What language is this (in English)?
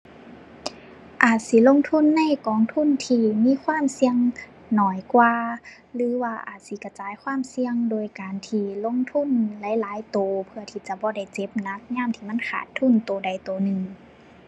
Thai